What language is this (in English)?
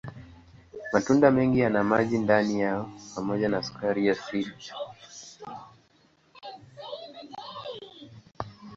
Swahili